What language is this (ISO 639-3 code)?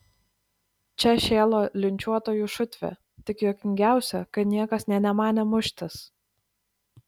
lit